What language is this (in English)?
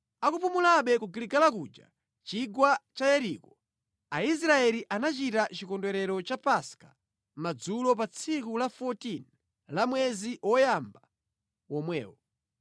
Nyanja